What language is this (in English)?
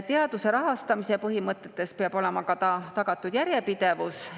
Estonian